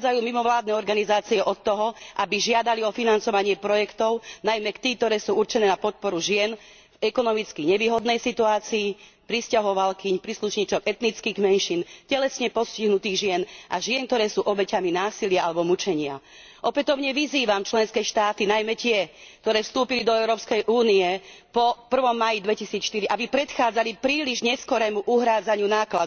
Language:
Slovak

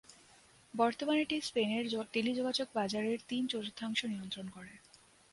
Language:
Bangla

